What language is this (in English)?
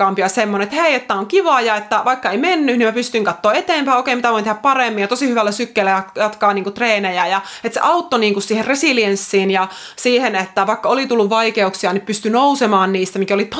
Finnish